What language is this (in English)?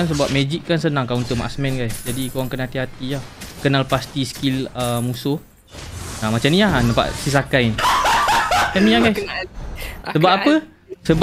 Malay